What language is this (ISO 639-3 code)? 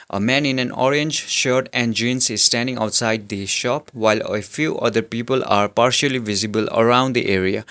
eng